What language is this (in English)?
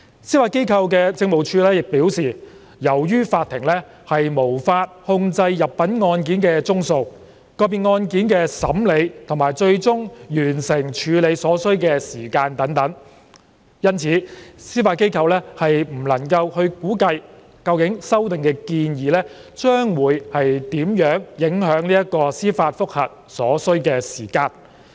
Cantonese